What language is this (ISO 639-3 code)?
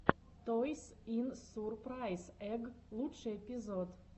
rus